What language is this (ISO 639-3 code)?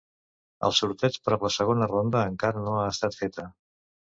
cat